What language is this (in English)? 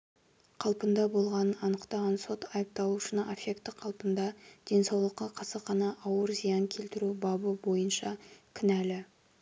Kazakh